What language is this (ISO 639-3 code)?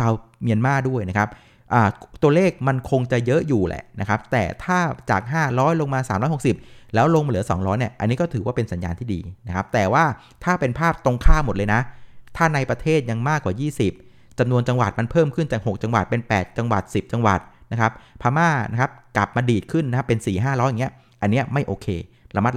tha